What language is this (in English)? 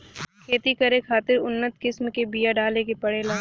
Bhojpuri